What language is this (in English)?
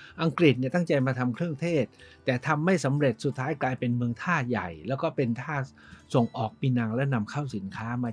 Thai